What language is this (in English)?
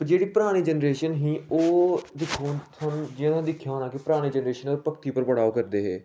Dogri